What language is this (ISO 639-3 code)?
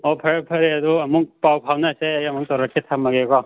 mni